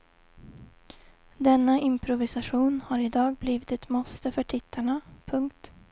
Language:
Swedish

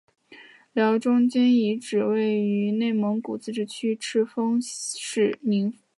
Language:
Chinese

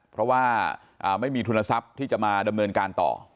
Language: Thai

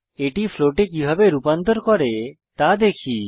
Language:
Bangla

